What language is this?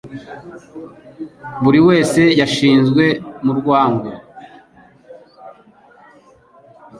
Kinyarwanda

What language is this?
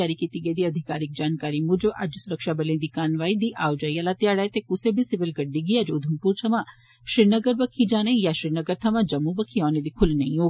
Dogri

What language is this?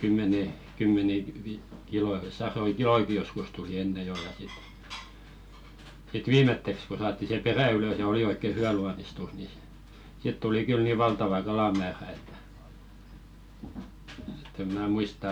Finnish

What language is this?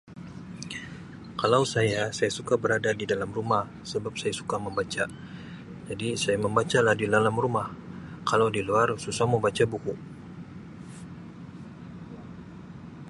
Sabah Malay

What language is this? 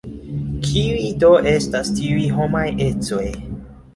Esperanto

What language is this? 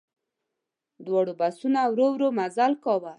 Pashto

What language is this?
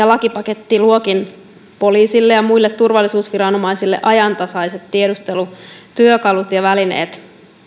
Finnish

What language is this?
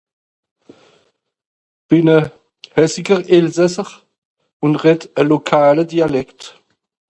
Swiss German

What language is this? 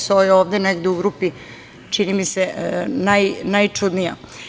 Serbian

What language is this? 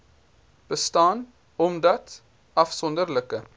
Afrikaans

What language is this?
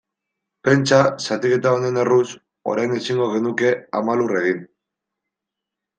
Basque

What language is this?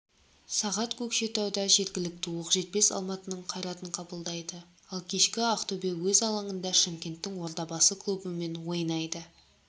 Kazakh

